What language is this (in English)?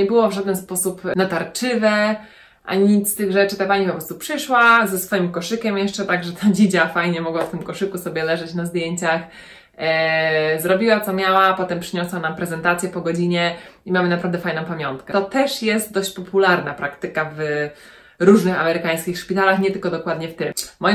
Polish